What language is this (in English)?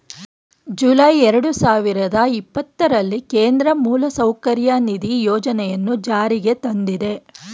Kannada